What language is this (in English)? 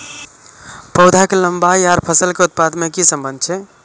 Maithili